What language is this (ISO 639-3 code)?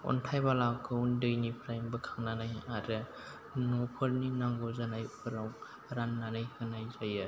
brx